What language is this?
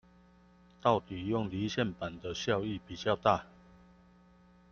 Chinese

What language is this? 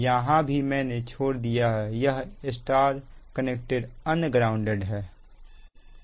Hindi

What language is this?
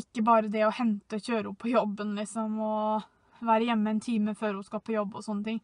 Norwegian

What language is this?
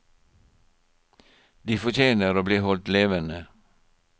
Norwegian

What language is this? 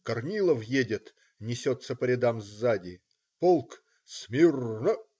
Russian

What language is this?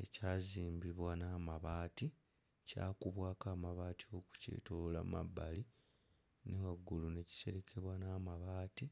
Ganda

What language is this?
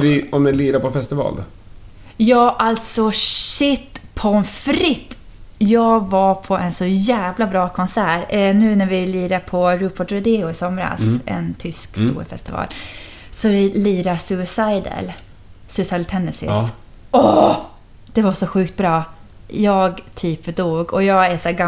Swedish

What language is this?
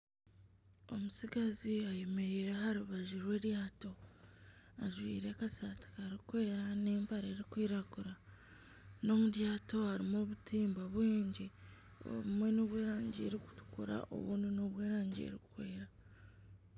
Nyankole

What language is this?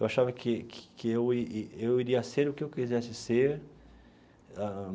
Portuguese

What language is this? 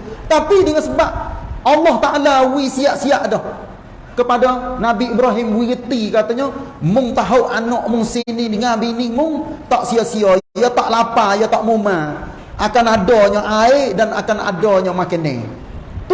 Malay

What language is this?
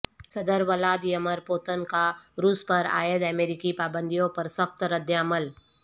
Urdu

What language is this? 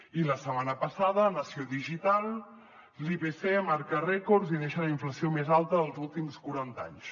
Catalan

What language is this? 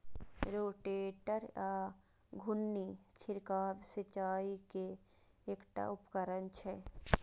Maithili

